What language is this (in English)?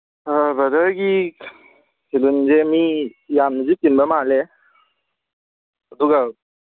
Manipuri